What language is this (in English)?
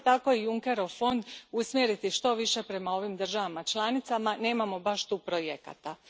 Croatian